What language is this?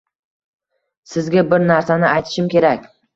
Uzbek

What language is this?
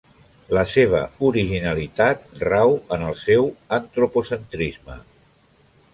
Catalan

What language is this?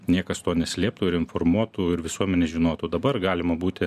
Lithuanian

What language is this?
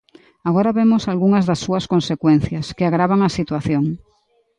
Galician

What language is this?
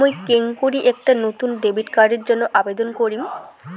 Bangla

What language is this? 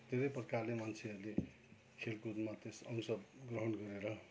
Nepali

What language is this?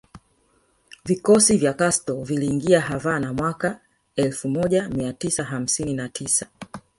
Swahili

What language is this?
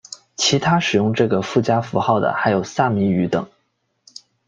Chinese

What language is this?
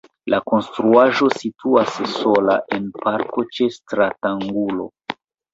Esperanto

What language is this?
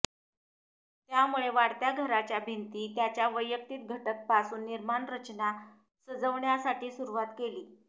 Marathi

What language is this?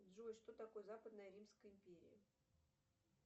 Russian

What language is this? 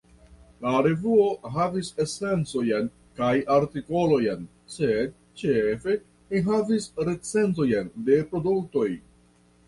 Esperanto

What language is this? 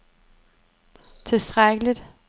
Danish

